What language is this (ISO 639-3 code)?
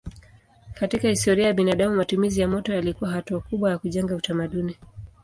swa